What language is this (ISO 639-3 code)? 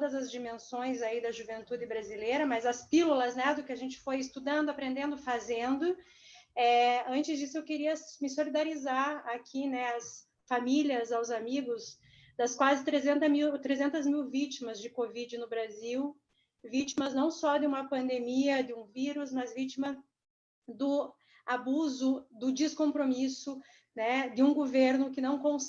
por